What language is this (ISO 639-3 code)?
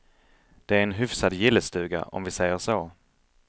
swe